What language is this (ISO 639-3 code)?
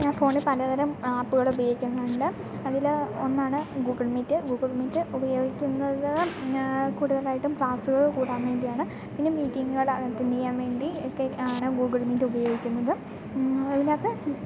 mal